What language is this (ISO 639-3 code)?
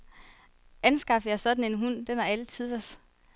dan